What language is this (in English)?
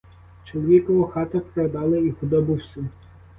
Ukrainian